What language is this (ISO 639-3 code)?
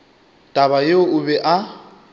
nso